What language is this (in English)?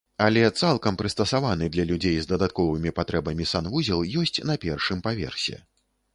Belarusian